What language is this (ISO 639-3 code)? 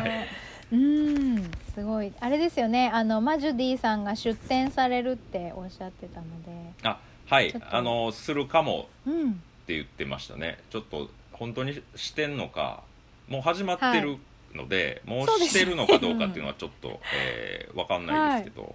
jpn